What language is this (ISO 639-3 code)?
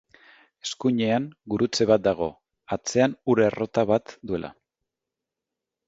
eus